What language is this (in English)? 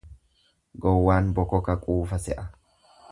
Oromo